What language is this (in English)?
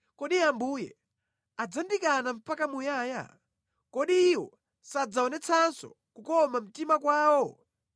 Nyanja